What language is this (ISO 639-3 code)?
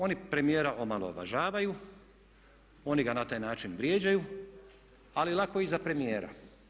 hrv